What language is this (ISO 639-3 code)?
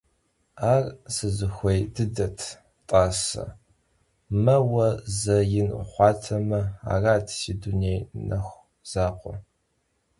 kbd